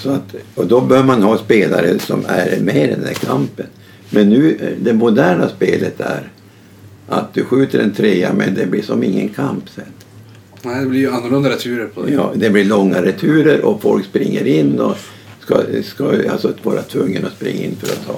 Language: Swedish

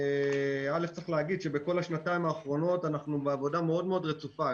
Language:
Hebrew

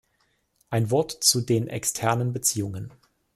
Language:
German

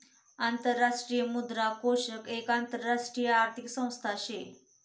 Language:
Marathi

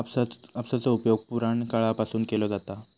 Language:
Marathi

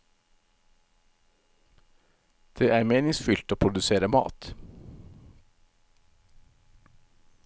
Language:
Norwegian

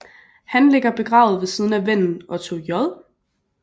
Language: Danish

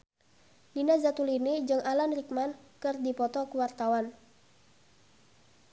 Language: Sundanese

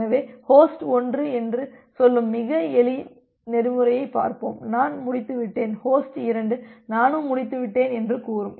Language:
Tamil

